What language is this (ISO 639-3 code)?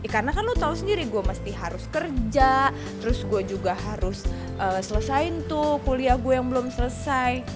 ind